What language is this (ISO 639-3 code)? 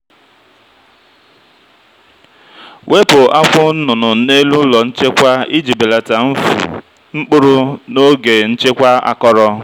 ibo